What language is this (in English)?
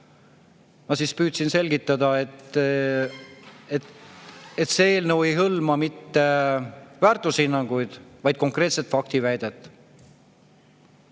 Estonian